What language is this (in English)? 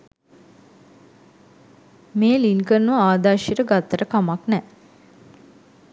Sinhala